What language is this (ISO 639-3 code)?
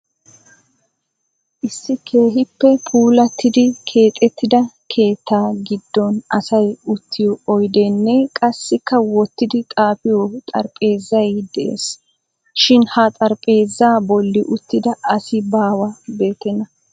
wal